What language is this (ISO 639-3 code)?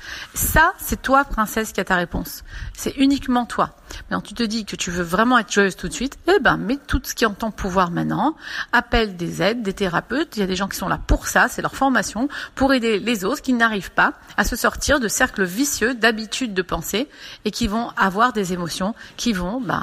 fra